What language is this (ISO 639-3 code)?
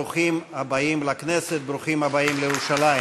heb